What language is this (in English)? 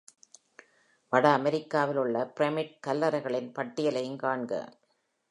Tamil